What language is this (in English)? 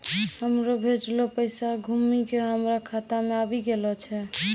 Maithili